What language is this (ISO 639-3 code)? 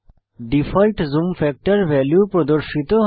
ben